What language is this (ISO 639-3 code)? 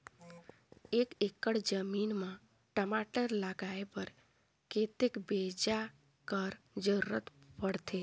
hne